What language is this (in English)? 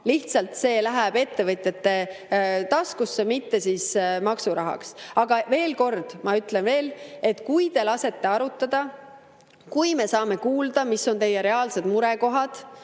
Estonian